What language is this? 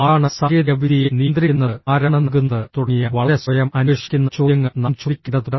Malayalam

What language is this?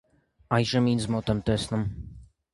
Armenian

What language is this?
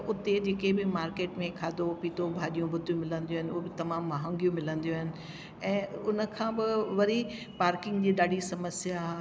Sindhi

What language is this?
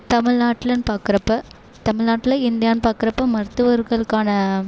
Tamil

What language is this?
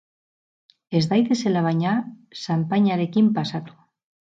Basque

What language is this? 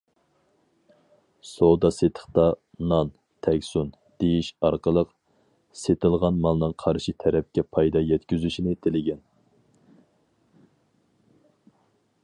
Uyghur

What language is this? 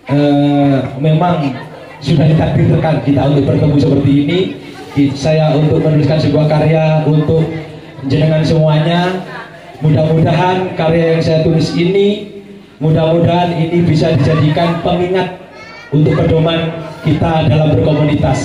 Indonesian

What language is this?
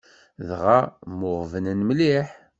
Kabyle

